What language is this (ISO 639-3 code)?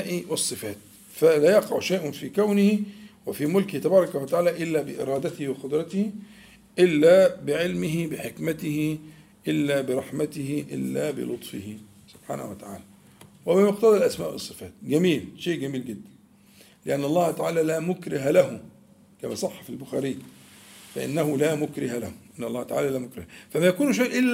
ara